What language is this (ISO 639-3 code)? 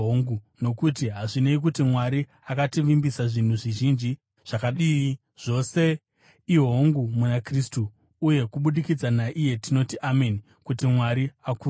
sna